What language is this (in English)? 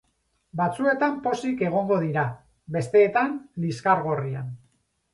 Basque